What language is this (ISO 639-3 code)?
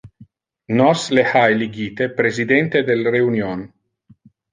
ina